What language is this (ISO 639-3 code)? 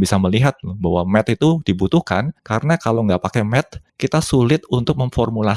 ind